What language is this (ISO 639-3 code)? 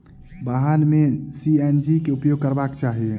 mai